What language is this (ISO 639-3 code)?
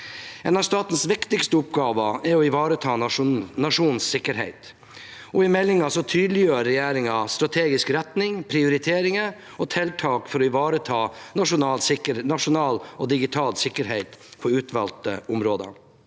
nor